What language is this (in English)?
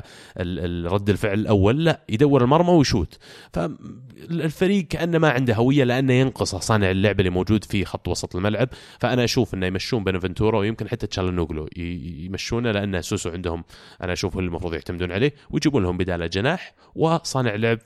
Arabic